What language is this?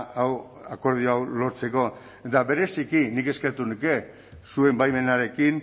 Basque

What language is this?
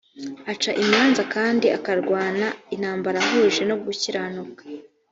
Kinyarwanda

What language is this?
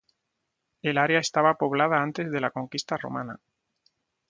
Spanish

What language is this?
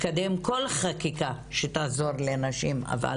Hebrew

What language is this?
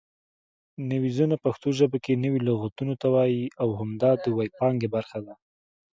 Pashto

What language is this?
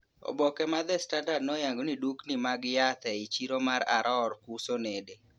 Luo (Kenya and Tanzania)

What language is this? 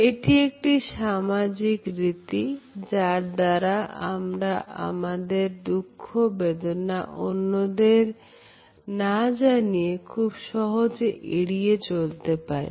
Bangla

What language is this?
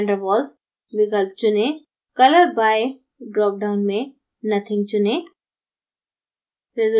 Hindi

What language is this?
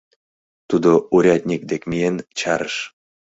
Mari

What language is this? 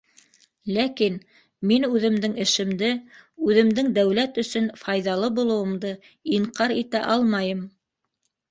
Bashkir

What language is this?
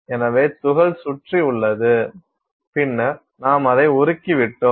Tamil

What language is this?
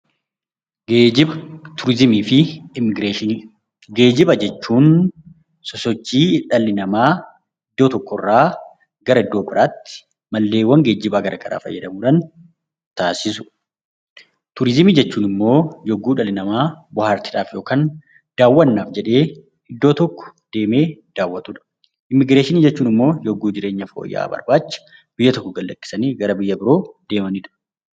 Oromo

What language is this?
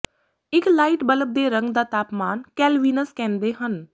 Punjabi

